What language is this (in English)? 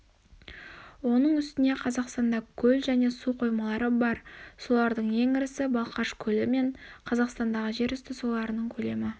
Kazakh